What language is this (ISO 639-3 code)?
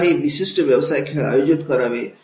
mar